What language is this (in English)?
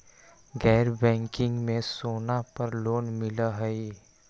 Magahi